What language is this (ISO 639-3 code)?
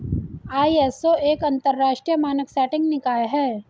hin